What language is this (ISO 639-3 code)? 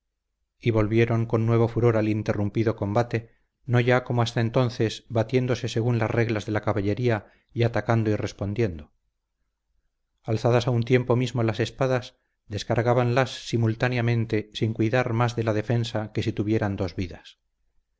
spa